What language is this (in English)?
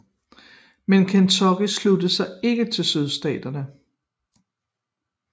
Danish